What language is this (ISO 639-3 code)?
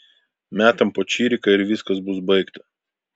lit